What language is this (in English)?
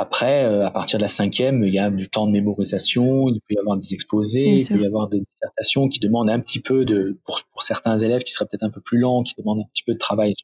French